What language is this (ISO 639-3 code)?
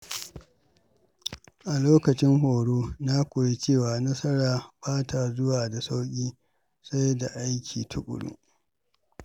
hau